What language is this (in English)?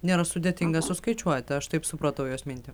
Lithuanian